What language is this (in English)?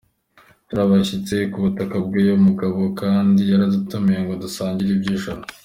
Kinyarwanda